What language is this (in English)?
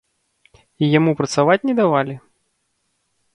Belarusian